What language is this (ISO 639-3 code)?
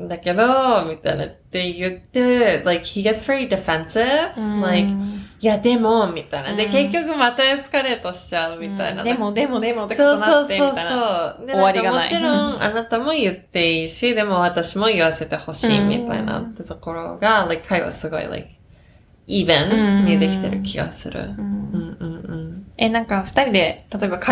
jpn